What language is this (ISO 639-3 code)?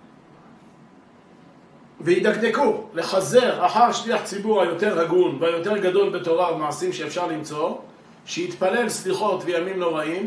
heb